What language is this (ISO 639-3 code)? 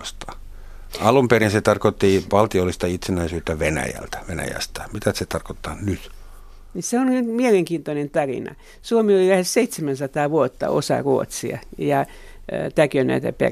fin